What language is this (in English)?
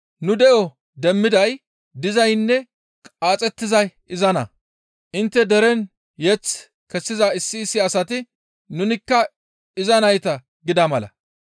Gamo